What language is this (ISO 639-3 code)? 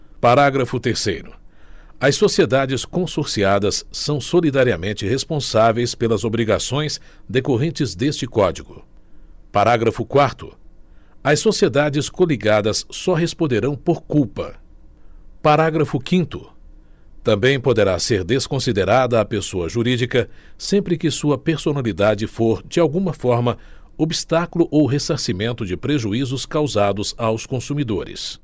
por